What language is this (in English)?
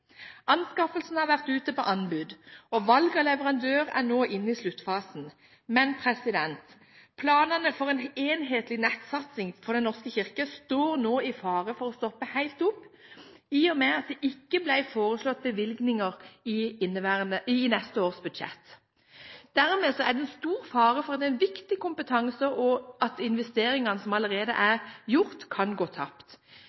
Norwegian Bokmål